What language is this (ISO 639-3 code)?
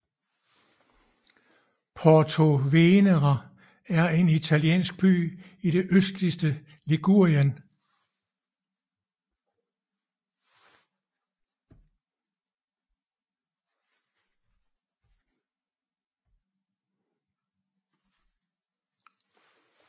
dan